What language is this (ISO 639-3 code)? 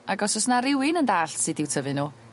cym